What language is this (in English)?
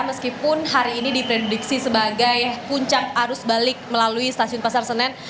Indonesian